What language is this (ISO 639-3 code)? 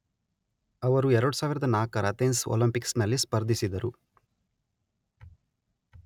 kan